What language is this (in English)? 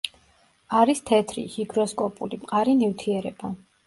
Georgian